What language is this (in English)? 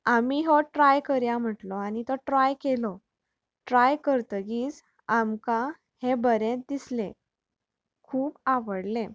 Konkani